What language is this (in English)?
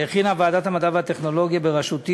Hebrew